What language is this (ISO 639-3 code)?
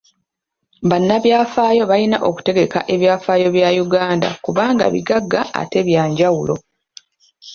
lug